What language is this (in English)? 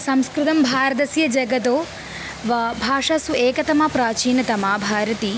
Sanskrit